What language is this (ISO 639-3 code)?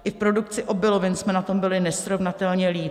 ces